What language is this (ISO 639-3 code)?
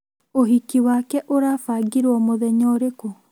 kik